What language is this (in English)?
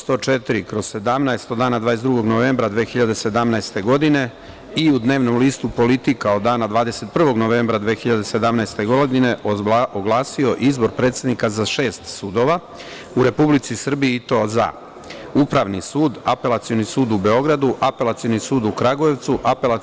Serbian